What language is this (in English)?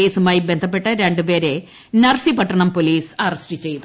Malayalam